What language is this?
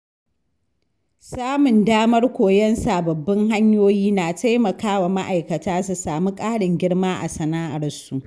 Hausa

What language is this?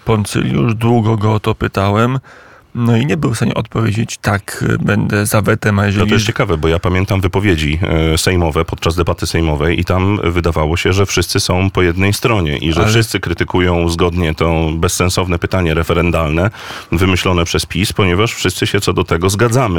Polish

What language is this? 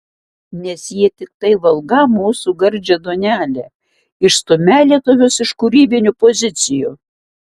Lithuanian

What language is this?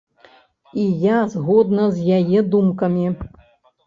Belarusian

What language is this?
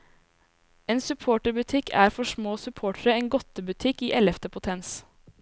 Norwegian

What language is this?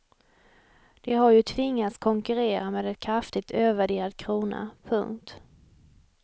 Swedish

